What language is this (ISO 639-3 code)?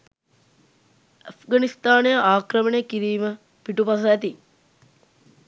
sin